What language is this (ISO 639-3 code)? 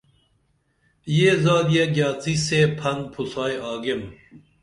dml